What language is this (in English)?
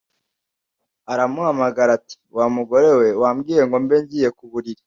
Kinyarwanda